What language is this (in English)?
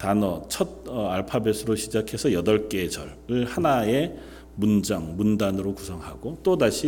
Korean